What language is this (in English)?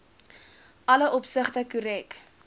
Afrikaans